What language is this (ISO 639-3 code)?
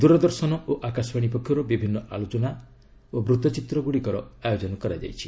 ori